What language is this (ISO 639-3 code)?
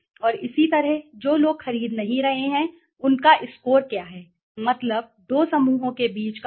hin